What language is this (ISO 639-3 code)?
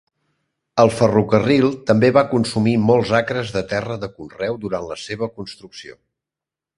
cat